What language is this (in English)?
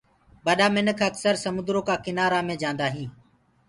Gurgula